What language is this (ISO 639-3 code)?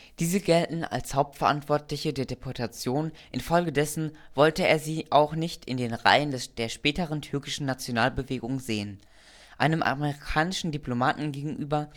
deu